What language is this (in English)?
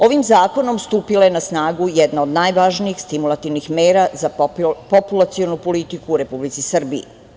Serbian